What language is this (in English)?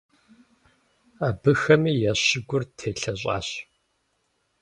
Kabardian